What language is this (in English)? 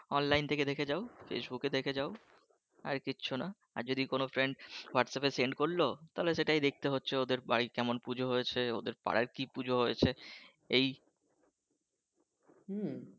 Bangla